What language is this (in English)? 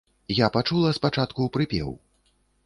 Belarusian